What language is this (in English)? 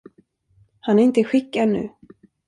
Swedish